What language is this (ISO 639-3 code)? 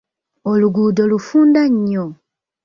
lug